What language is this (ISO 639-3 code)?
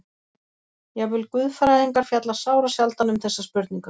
isl